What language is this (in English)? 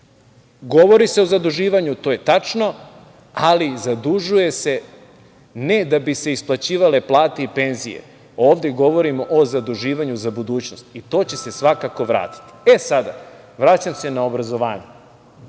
Serbian